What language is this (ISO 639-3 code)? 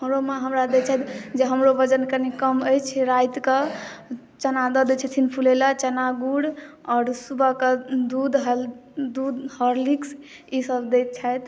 mai